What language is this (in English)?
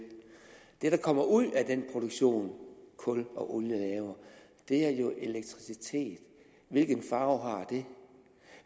Danish